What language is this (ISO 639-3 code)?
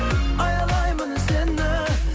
kaz